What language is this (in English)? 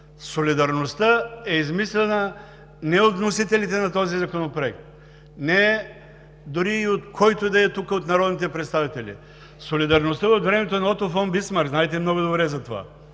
Bulgarian